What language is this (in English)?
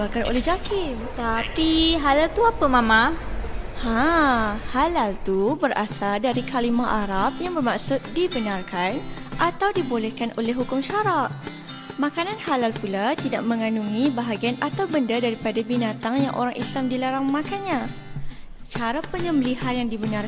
Malay